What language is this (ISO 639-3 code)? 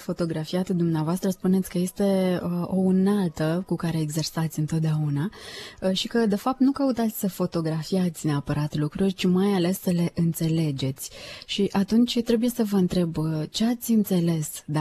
ron